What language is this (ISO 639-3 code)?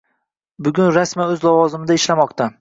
uzb